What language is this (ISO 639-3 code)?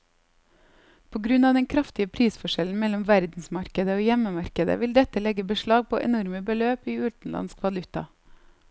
nor